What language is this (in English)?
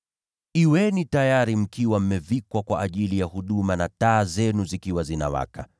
Swahili